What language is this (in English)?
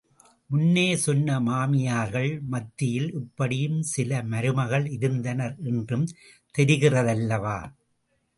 Tamil